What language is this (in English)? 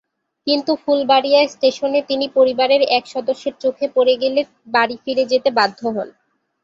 Bangla